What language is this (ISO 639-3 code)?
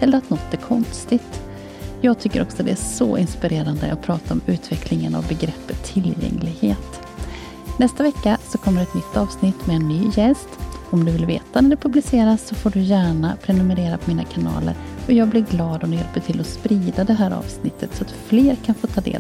swe